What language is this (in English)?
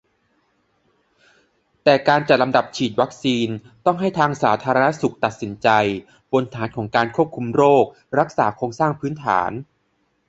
Thai